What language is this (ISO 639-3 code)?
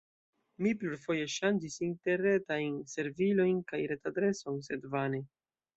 epo